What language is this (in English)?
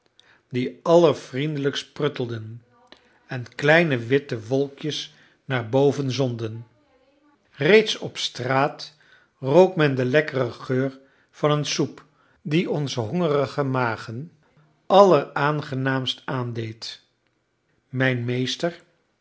Dutch